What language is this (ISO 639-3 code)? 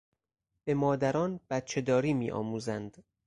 fas